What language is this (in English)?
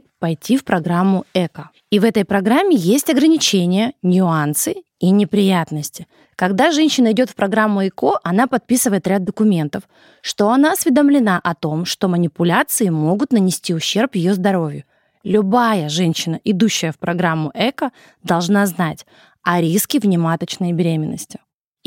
Russian